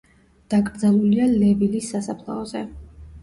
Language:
Georgian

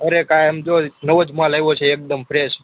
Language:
Gujarati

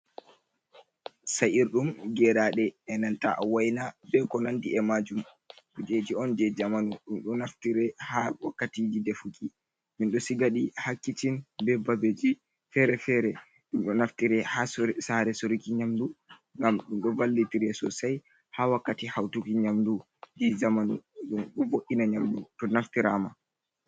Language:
Fula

